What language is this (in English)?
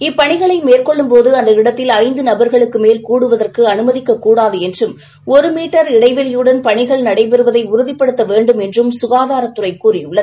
Tamil